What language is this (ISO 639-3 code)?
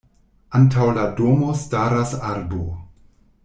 epo